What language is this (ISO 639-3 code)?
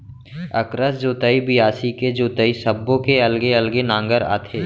hne